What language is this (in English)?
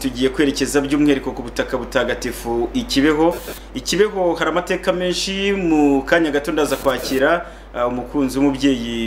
French